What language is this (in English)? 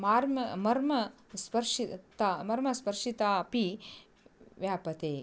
Sanskrit